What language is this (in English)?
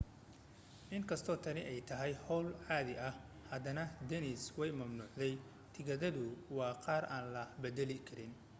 Somali